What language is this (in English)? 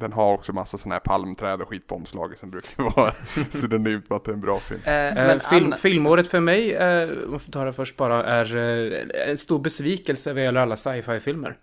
Swedish